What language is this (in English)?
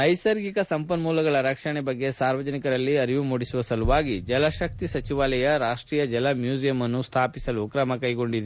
Kannada